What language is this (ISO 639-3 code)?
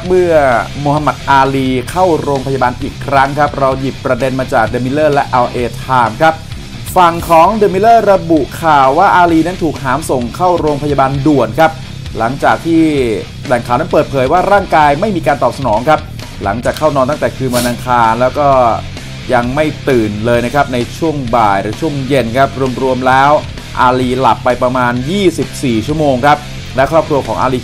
tha